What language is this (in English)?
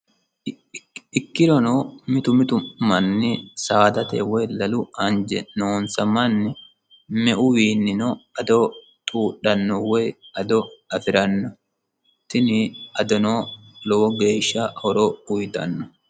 Sidamo